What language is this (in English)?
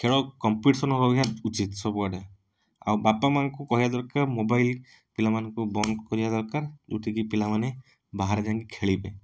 Odia